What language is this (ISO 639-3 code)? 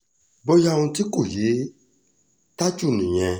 yor